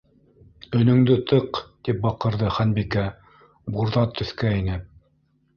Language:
Bashkir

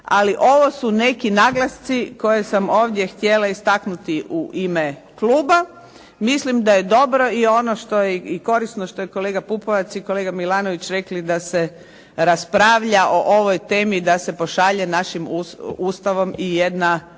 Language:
Croatian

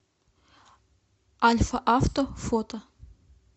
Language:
Russian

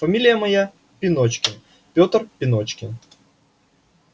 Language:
Russian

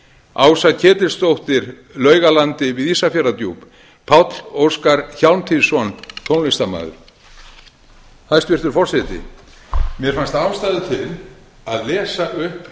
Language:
Icelandic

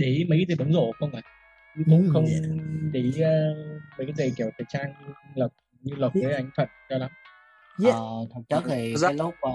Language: Vietnamese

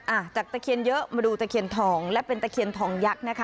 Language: Thai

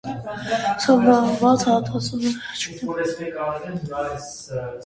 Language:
Armenian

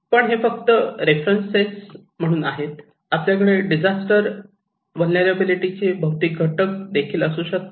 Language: Marathi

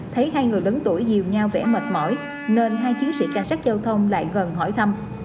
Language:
Vietnamese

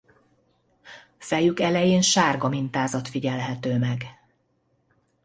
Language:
Hungarian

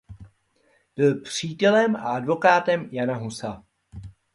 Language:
Czech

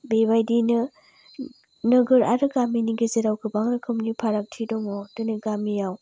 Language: Bodo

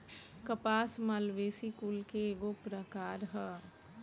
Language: Bhojpuri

